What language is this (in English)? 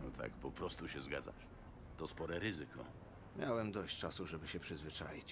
Polish